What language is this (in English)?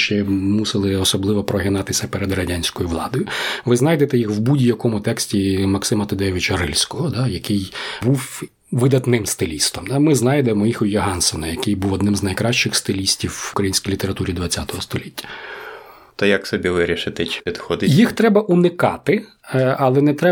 Ukrainian